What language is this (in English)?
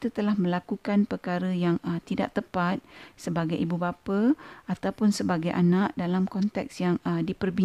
Malay